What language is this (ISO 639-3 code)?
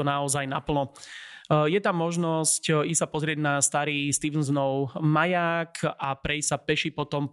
slk